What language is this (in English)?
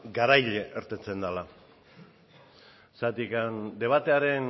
Basque